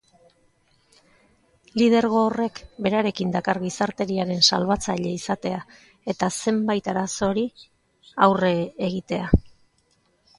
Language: Basque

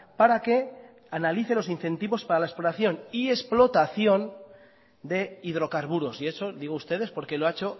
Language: Spanish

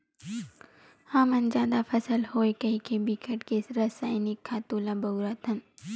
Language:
Chhattisgarhi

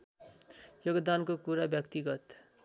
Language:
Nepali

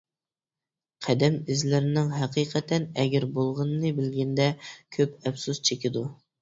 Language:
Uyghur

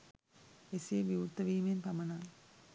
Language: Sinhala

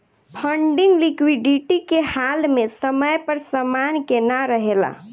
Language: Bhojpuri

